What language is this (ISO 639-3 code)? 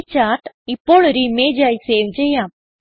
mal